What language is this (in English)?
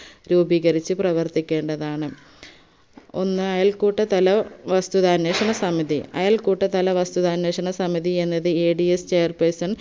Malayalam